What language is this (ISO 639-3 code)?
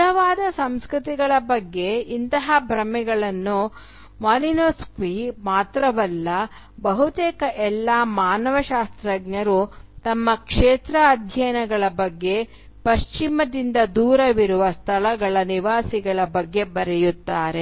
kan